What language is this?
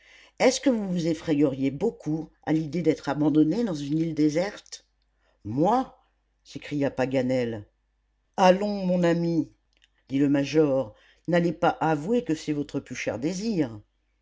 French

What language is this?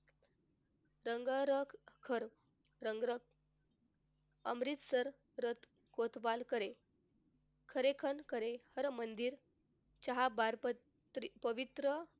Marathi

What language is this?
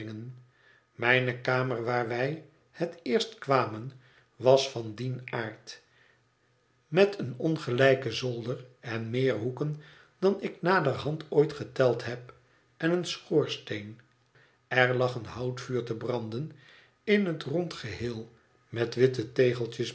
Dutch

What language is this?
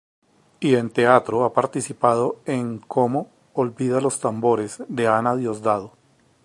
Spanish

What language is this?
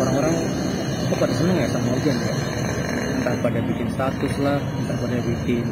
Indonesian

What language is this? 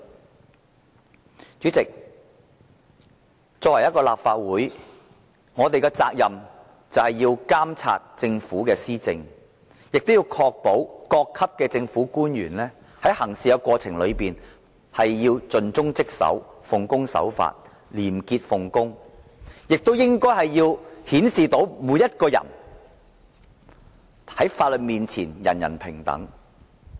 Cantonese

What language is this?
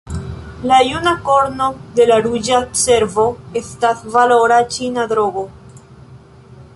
Esperanto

